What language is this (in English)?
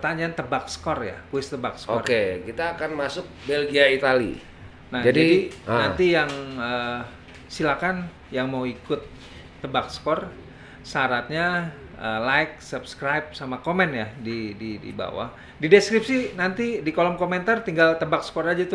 Indonesian